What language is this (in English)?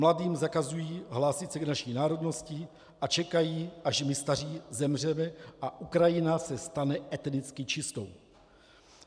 Czech